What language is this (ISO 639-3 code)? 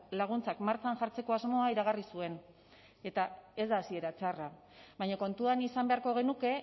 eus